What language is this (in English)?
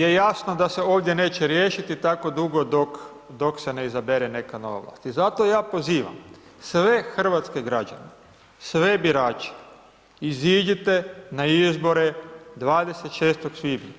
Croatian